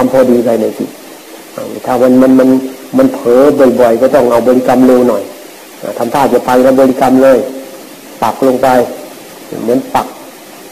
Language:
Thai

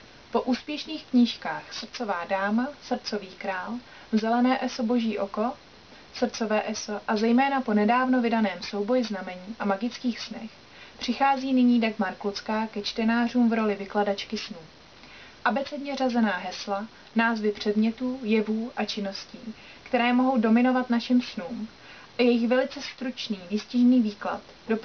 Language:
Czech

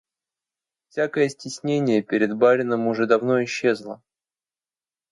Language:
Russian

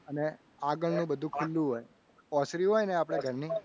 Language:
Gujarati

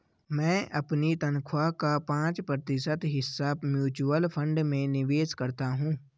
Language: Hindi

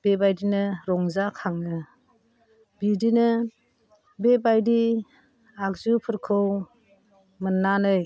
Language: Bodo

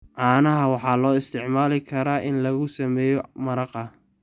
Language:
Somali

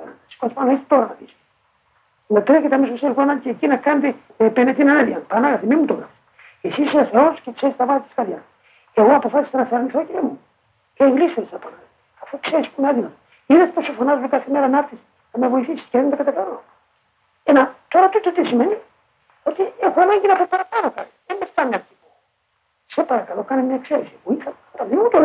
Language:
Greek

